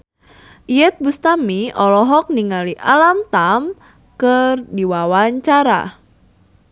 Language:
Sundanese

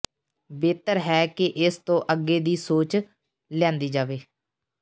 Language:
Punjabi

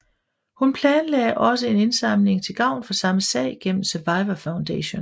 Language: Danish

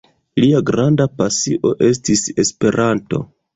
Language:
Esperanto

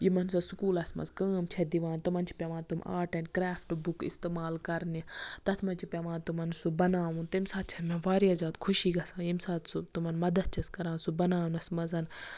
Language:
Kashmiri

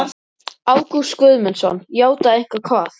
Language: Icelandic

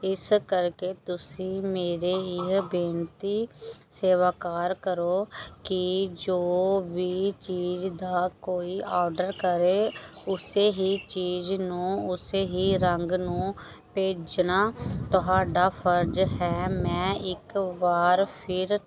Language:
Punjabi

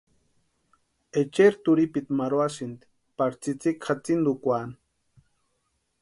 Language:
Western Highland Purepecha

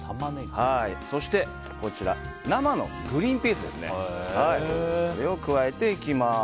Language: Japanese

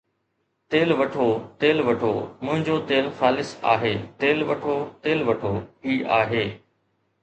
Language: Sindhi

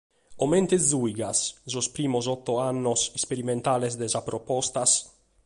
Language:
Sardinian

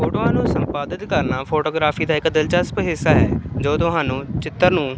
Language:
Punjabi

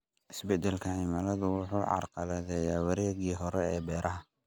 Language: Somali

